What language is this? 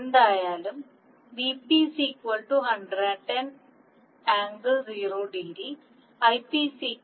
Malayalam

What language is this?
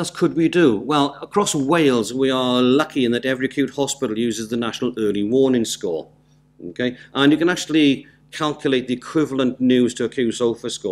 English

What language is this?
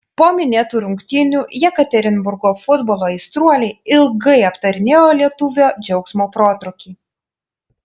Lithuanian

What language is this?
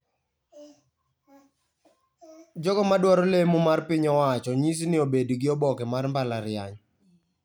Luo (Kenya and Tanzania)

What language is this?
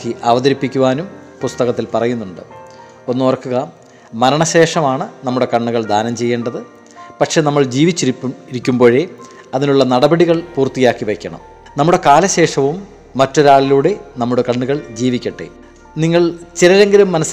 Malayalam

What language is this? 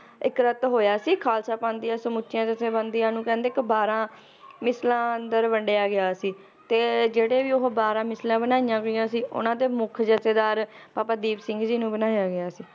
Punjabi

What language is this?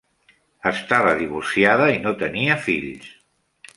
Catalan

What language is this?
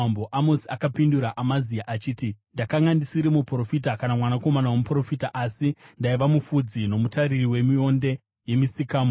Shona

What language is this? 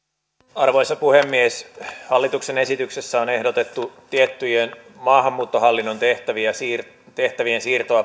Finnish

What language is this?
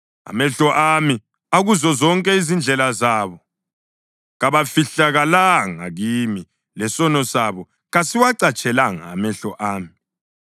North Ndebele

